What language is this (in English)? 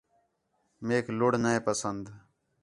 Khetrani